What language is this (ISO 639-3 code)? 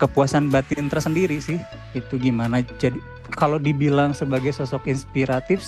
ind